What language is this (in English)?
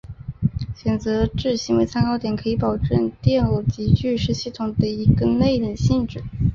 Chinese